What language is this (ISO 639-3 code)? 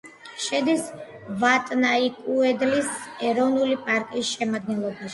kat